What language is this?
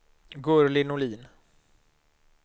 Swedish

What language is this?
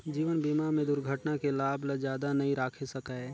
Chhattisgarhi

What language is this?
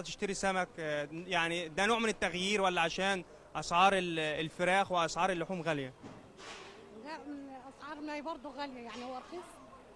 Arabic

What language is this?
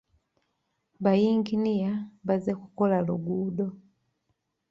Ganda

